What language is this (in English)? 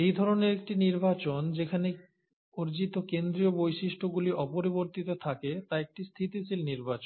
Bangla